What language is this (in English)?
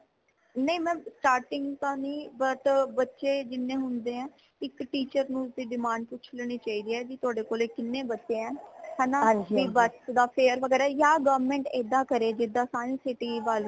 Punjabi